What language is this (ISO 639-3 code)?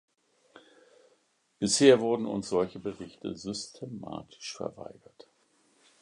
deu